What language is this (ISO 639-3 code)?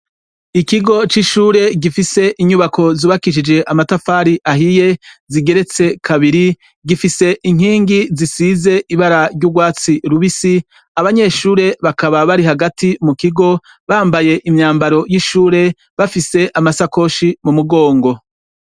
run